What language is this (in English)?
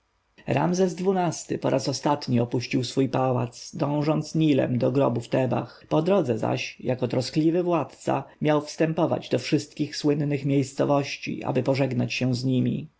Polish